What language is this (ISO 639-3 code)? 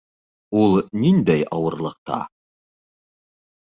bak